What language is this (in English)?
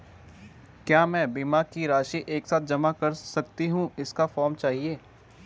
Hindi